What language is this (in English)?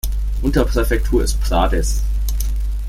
German